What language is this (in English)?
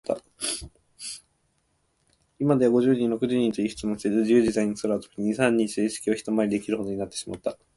Japanese